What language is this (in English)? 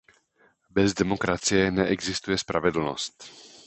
Czech